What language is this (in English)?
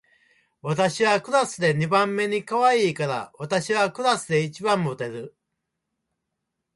Japanese